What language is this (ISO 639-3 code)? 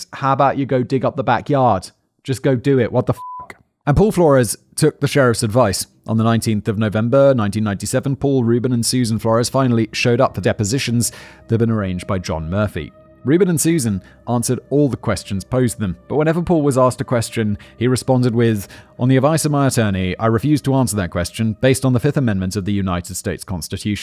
eng